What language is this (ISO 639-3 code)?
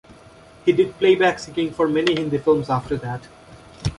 eng